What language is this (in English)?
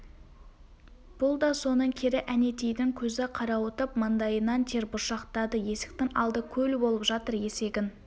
Kazakh